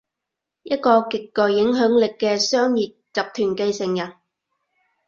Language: Cantonese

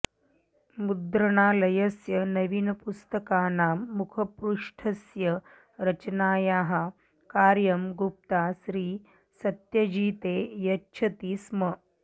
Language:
Sanskrit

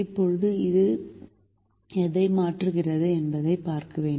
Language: Tamil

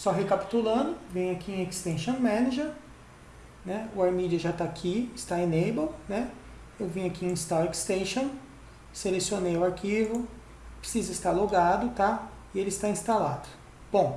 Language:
Portuguese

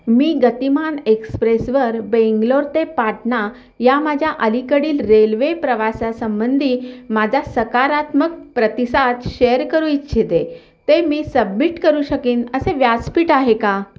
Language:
Marathi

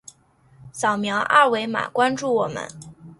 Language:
Chinese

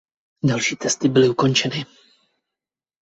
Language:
Czech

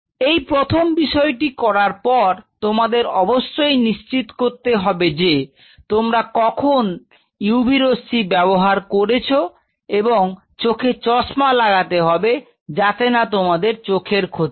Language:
Bangla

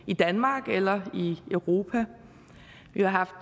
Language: Danish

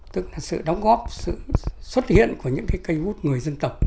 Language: Vietnamese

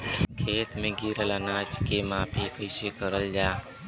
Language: Bhojpuri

